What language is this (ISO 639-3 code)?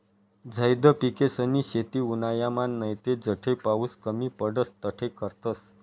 mar